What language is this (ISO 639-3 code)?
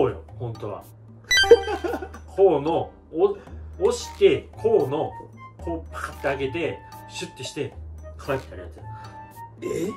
jpn